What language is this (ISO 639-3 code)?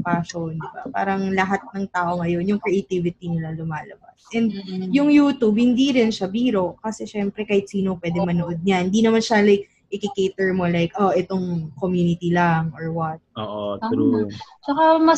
fil